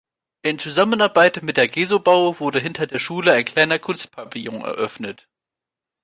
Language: German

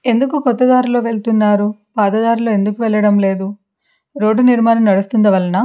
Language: Telugu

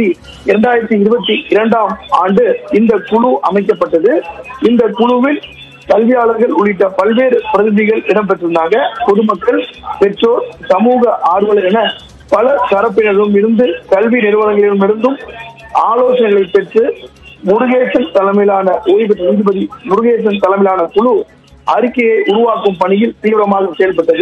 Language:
Tamil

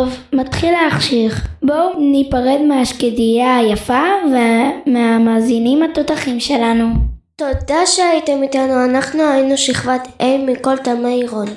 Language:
Hebrew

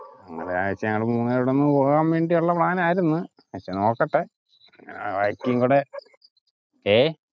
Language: Malayalam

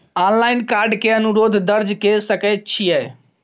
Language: Maithili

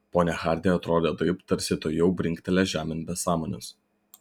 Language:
Lithuanian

